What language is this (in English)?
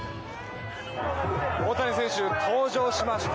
Japanese